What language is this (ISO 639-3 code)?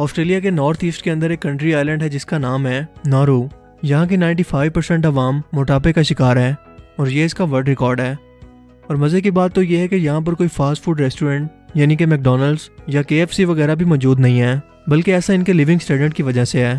urd